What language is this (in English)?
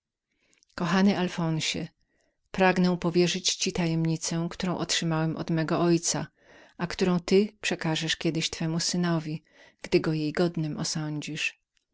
Polish